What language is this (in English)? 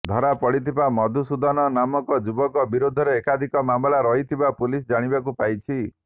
Odia